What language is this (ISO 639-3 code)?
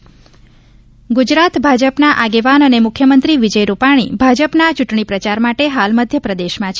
guj